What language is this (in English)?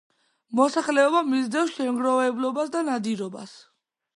Georgian